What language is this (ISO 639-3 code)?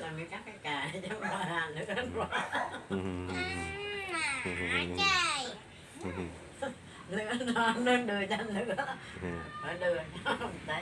vie